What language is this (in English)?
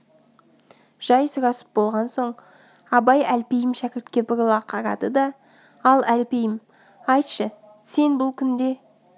Kazakh